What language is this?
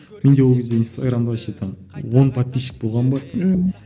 Kazakh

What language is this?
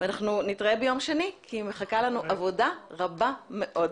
Hebrew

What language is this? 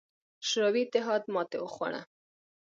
Pashto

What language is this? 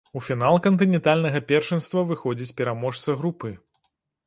Belarusian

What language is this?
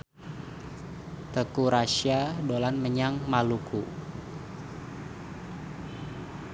Javanese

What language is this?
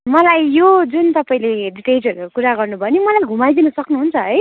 Nepali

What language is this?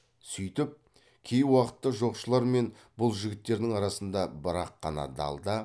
Kazakh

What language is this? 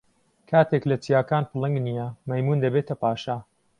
Central Kurdish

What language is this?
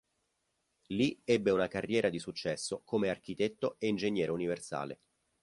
Italian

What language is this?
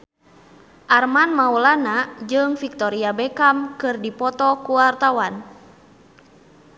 Sundanese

